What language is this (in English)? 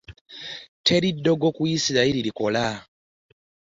Ganda